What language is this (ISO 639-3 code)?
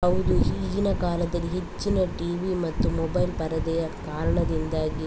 kan